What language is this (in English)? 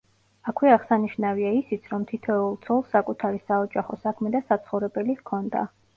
Georgian